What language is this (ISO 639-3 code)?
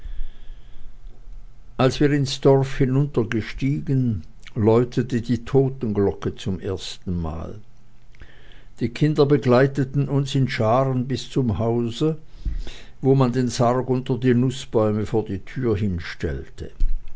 deu